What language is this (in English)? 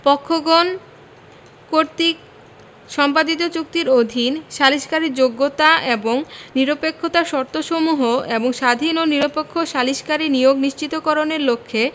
Bangla